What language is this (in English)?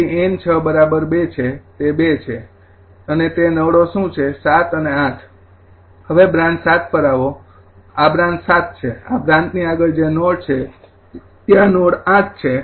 Gujarati